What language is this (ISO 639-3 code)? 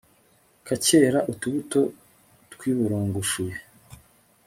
kin